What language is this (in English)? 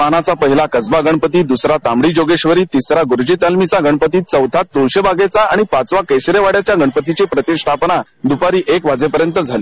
Marathi